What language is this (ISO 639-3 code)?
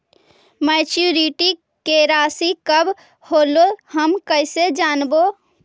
mag